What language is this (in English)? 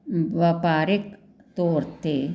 Punjabi